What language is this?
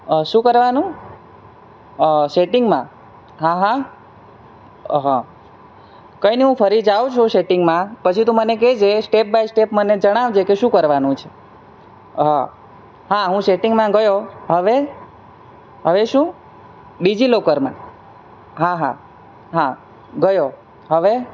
Gujarati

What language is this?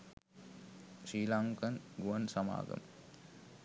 Sinhala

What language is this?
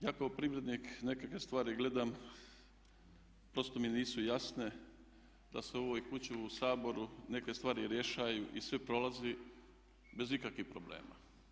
Croatian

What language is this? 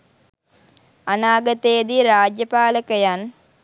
Sinhala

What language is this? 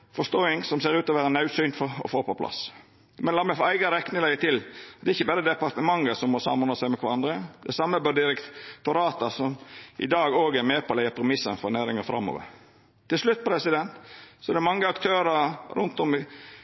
Norwegian Nynorsk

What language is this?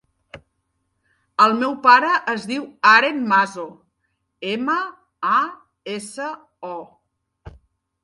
Catalan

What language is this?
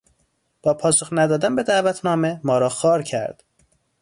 Persian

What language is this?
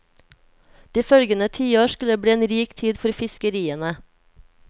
Norwegian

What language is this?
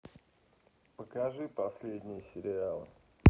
Russian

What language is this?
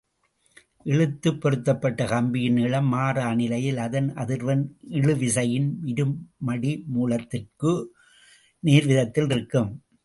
Tamil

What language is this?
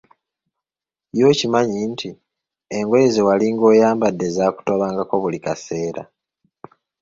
Ganda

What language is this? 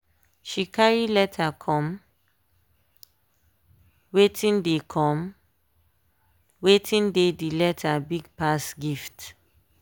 Nigerian Pidgin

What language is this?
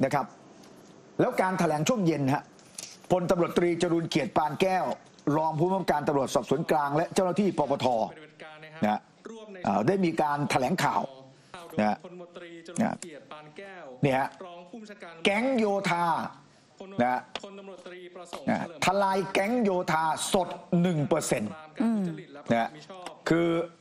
Thai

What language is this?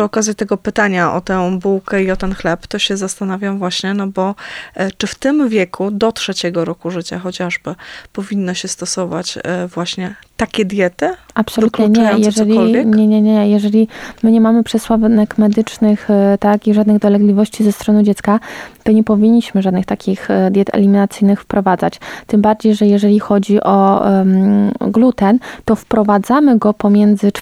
Polish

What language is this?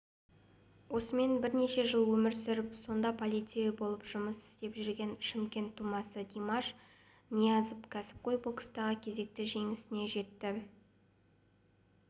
Kazakh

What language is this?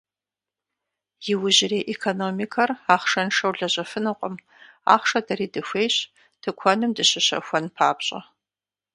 Kabardian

